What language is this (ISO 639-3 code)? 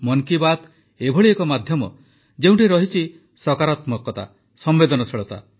ori